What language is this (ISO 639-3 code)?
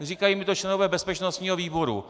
ces